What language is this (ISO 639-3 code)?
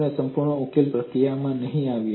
guj